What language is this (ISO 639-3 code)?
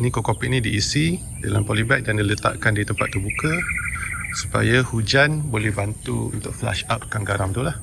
msa